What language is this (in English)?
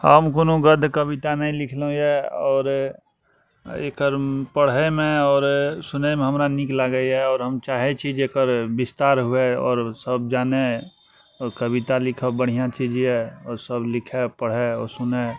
Maithili